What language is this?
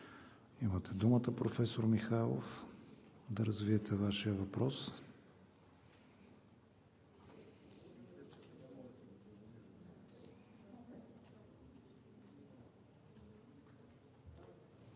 Bulgarian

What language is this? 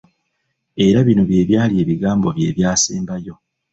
Ganda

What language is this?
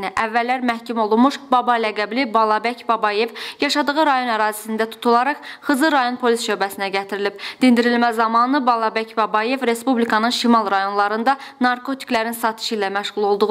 Turkish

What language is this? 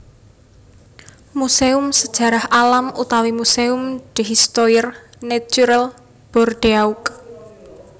Javanese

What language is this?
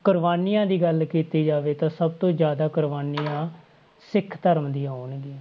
Punjabi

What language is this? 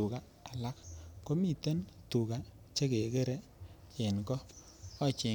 Kalenjin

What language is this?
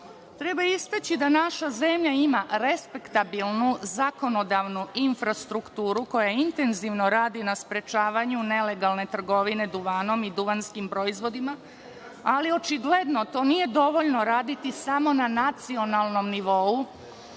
Serbian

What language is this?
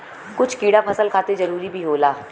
Bhojpuri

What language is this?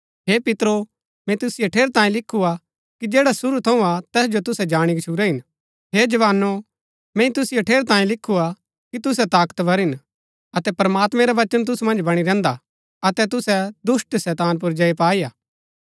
Gaddi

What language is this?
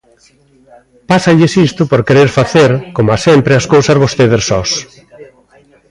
Galician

